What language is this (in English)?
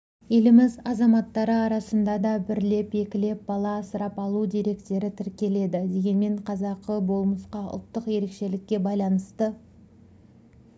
Kazakh